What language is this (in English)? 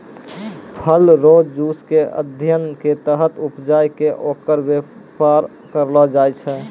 Maithili